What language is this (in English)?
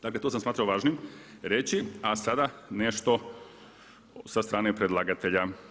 Croatian